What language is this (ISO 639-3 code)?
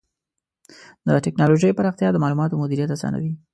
pus